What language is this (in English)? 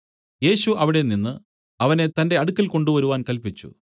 Malayalam